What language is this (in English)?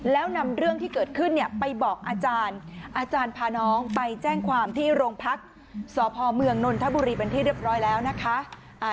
Thai